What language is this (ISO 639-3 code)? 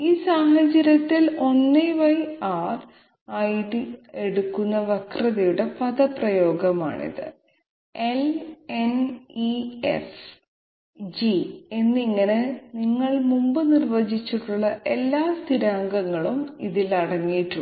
mal